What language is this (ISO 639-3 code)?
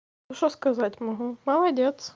rus